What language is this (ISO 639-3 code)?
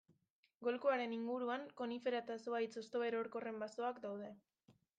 eus